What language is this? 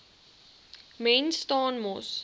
Afrikaans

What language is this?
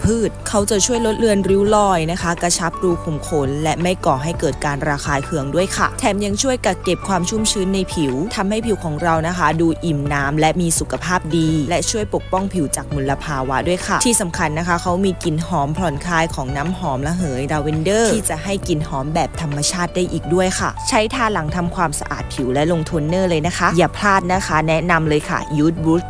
Thai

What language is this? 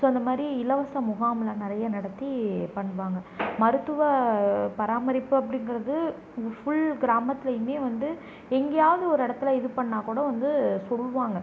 Tamil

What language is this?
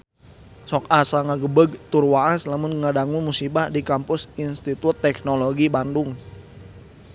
Sundanese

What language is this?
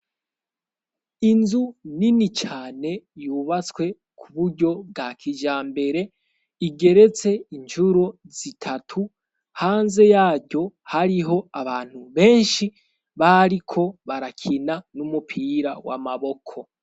Rundi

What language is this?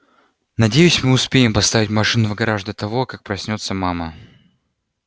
Russian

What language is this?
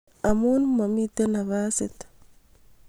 Kalenjin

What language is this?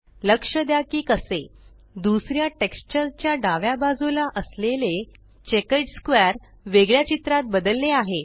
Marathi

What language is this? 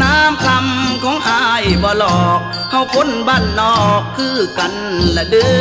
Thai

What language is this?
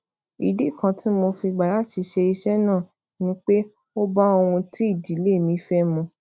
Yoruba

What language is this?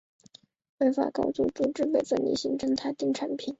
Chinese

